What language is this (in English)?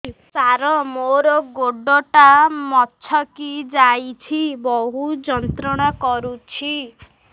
Odia